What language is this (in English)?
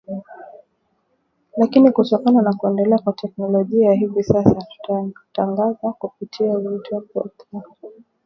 Swahili